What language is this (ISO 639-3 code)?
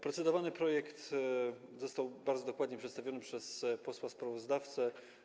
pol